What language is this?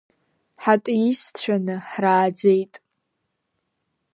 Abkhazian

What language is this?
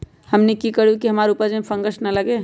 Magahi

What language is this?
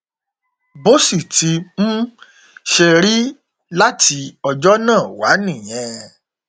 Yoruba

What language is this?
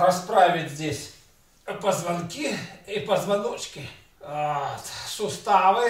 Russian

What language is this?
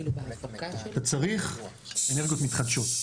Hebrew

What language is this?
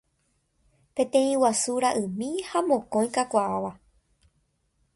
Guarani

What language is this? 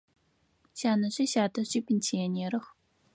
Adyghe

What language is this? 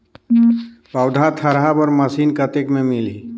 Chhattisgarhi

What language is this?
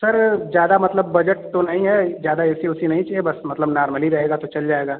Hindi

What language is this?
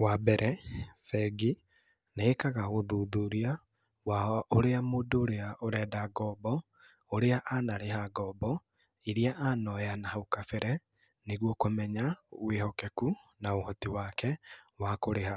Kikuyu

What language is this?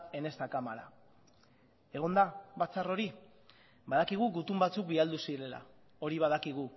Basque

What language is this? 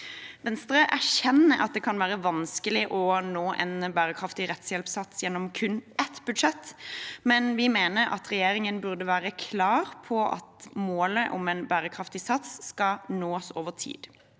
Norwegian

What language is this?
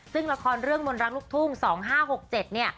Thai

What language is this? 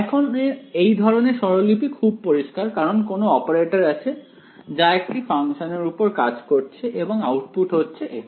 Bangla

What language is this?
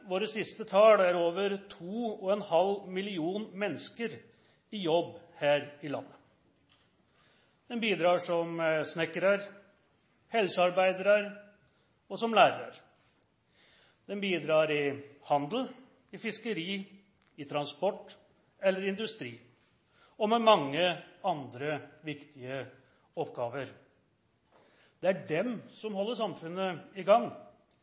Norwegian Nynorsk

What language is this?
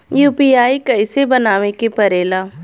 Bhojpuri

